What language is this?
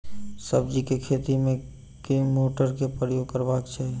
Maithili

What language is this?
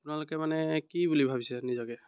Assamese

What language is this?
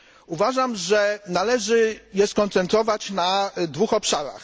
Polish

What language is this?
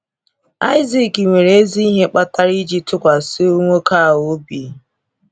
Igbo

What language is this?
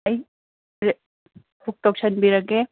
Manipuri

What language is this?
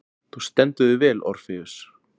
Icelandic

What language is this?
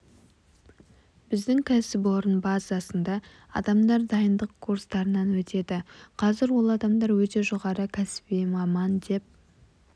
Kazakh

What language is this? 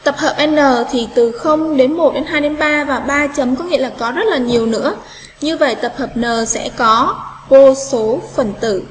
Vietnamese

